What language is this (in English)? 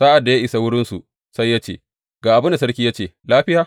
Hausa